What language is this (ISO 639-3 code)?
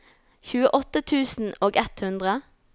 nor